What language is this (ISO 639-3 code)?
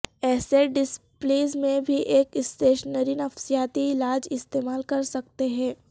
urd